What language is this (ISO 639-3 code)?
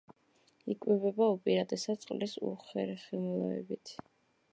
kat